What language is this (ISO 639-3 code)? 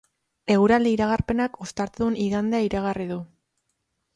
eus